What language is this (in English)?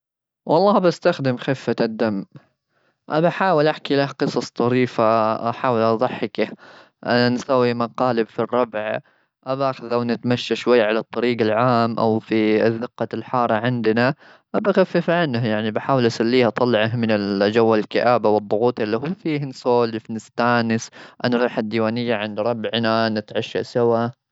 Gulf Arabic